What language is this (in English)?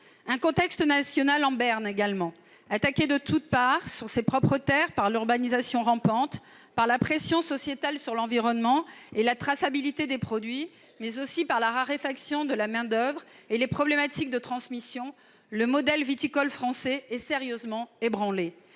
French